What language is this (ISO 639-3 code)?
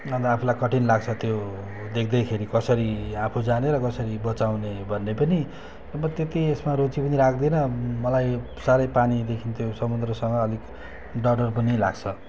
nep